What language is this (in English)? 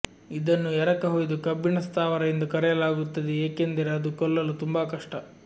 Kannada